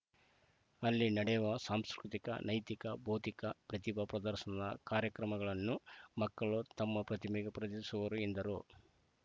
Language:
Kannada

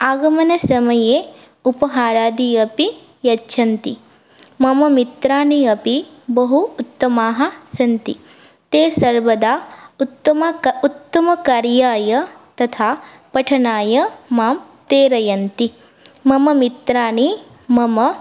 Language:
Sanskrit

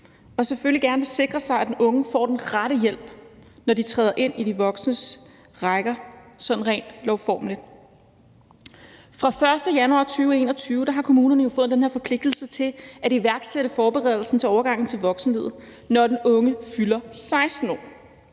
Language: Danish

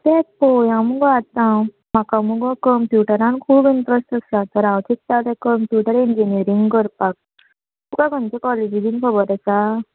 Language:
Konkani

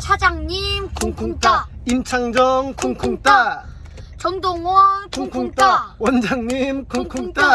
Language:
Korean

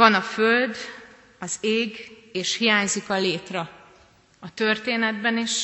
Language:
Hungarian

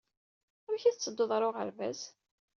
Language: Kabyle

